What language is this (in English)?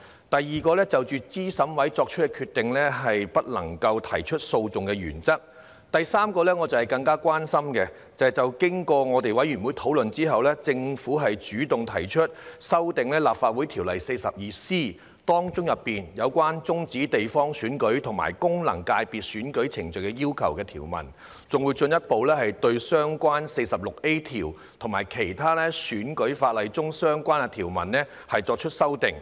Cantonese